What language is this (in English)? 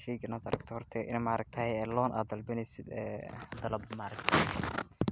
Somali